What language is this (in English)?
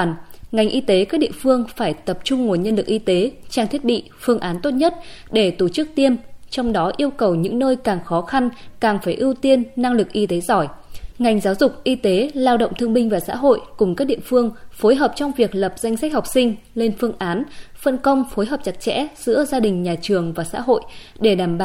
Vietnamese